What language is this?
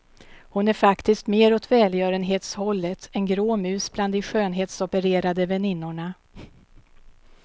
Swedish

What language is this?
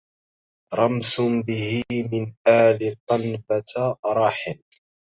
Arabic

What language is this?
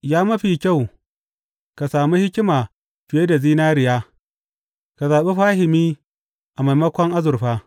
Hausa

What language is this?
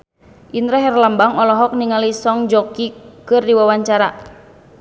Sundanese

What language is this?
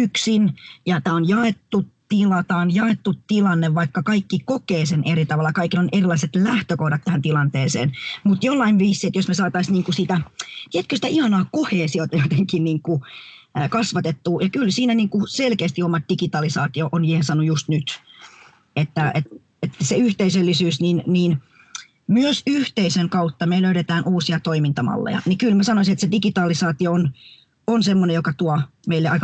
Finnish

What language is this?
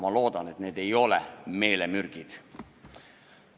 Estonian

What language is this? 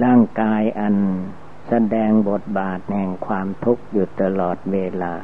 Thai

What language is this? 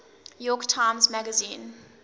English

